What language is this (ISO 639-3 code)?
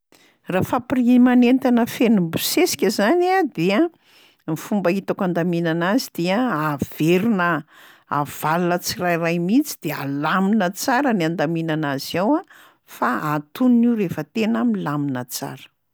mlg